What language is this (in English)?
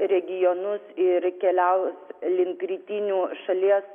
Lithuanian